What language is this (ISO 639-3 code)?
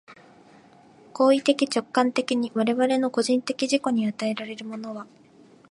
jpn